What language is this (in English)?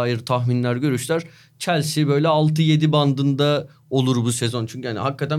Turkish